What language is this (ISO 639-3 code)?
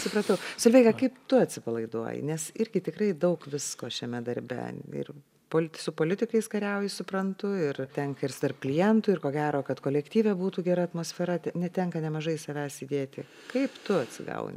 lit